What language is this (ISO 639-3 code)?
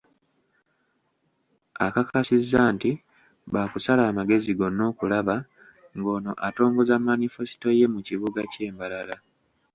lug